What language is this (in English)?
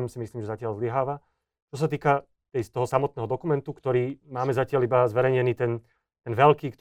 Slovak